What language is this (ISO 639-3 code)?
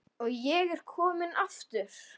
isl